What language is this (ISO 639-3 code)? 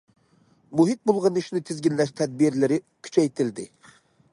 uig